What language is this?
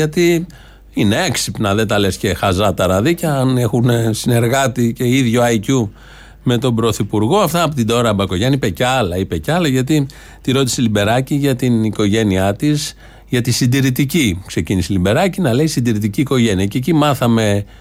Greek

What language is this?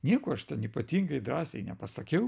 Lithuanian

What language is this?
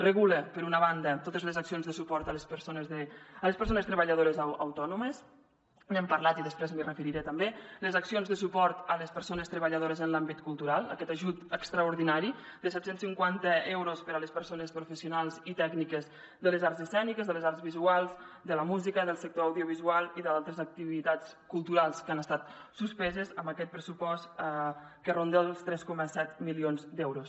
Catalan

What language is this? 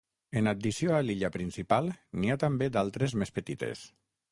Catalan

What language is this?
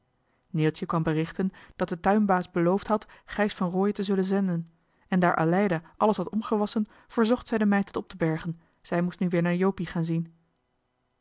Dutch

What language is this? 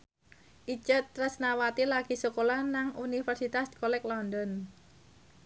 Javanese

